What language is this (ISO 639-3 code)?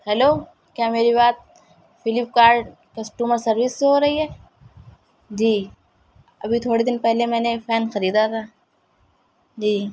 urd